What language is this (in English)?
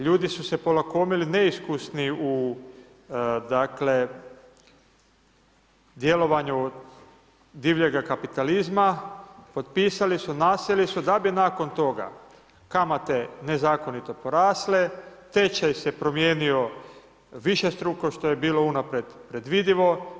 Croatian